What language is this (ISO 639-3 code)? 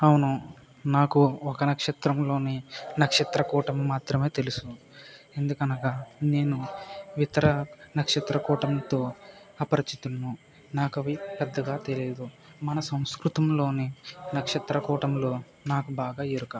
tel